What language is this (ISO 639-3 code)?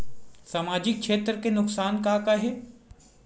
hne